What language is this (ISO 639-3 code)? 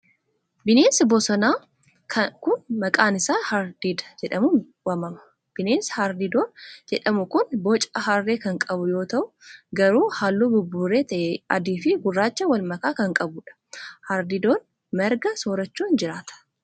orm